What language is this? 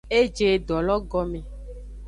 Aja (Benin)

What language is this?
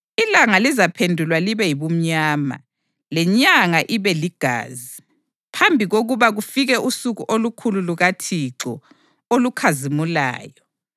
North Ndebele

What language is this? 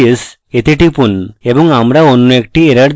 Bangla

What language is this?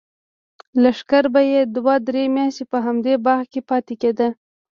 Pashto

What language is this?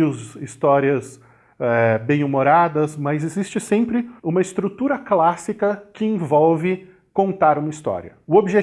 Portuguese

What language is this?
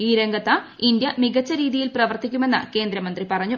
Malayalam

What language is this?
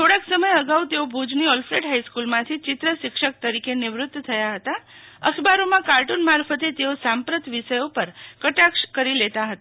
Gujarati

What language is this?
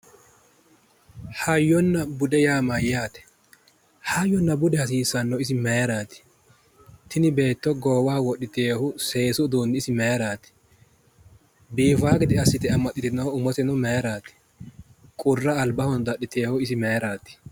Sidamo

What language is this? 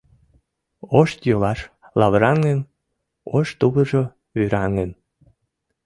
Mari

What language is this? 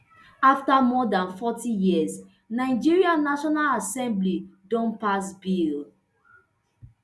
Nigerian Pidgin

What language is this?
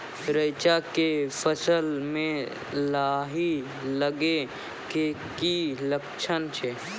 Maithili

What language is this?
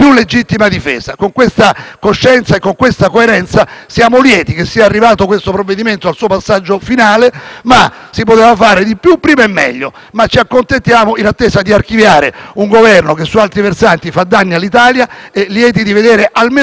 Italian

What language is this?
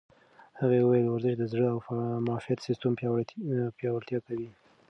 Pashto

